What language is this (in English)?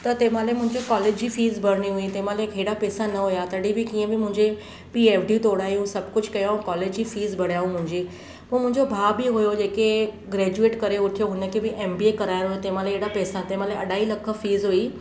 Sindhi